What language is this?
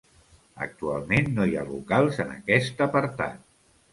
Catalan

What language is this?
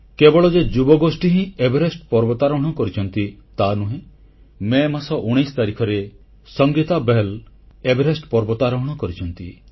Odia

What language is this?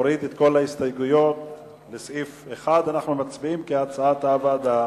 Hebrew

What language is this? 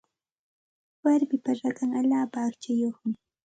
Santa Ana de Tusi Pasco Quechua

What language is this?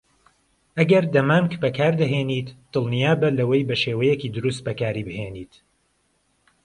Central Kurdish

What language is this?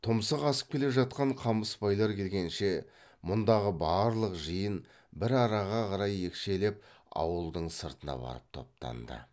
Kazakh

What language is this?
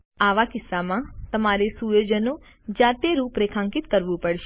Gujarati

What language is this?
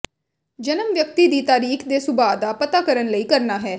Punjabi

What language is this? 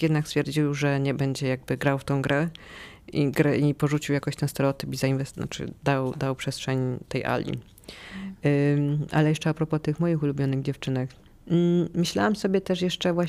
Polish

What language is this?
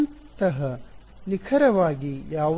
Kannada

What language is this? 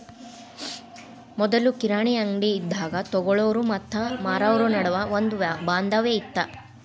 Kannada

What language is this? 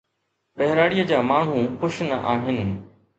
Sindhi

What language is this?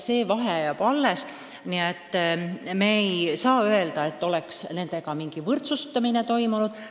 Estonian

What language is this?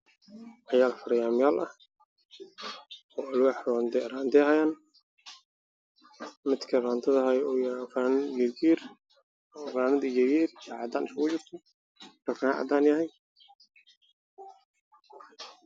Somali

